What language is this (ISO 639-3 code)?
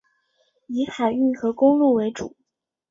zho